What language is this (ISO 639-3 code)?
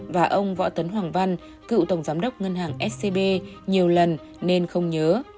vie